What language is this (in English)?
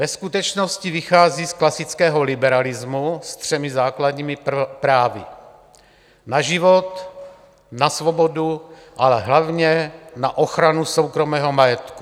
Czech